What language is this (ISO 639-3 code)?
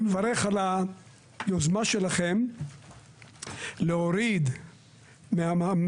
heb